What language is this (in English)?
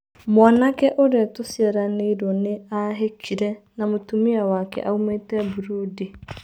Kikuyu